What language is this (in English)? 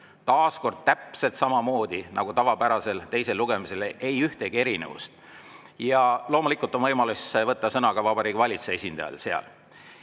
Estonian